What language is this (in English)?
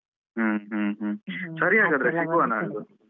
Kannada